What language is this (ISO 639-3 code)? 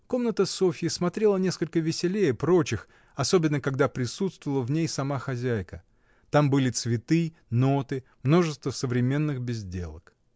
rus